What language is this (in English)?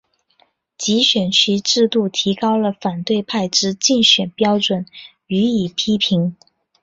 Chinese